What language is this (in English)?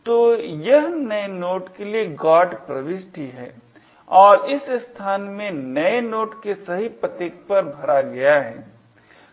Hindi